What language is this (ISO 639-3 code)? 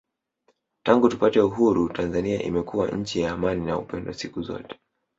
swa